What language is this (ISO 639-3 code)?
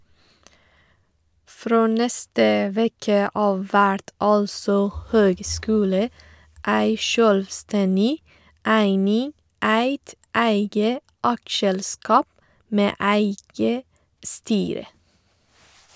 nor